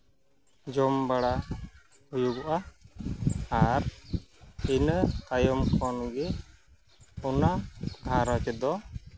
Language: Santali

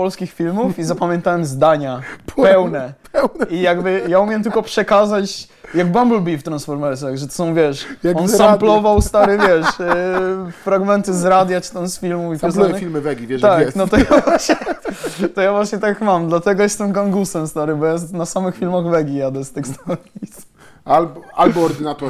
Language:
Polish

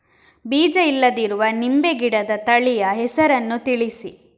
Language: Kannada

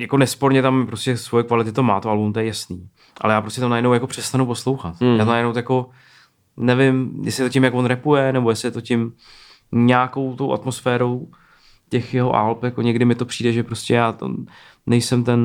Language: Czech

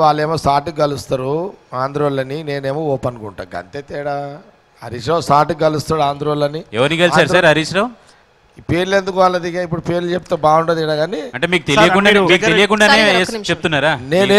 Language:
Hindi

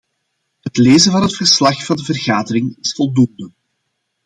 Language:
Dutch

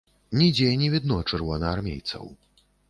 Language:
Belarusian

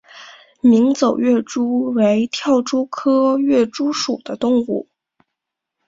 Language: Chinese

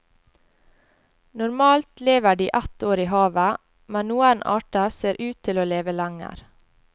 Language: Norwegian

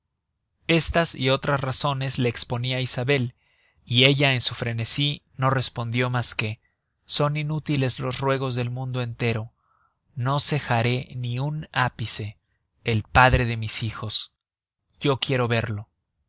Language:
Spanish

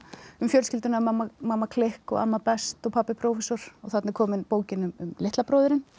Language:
Icelandic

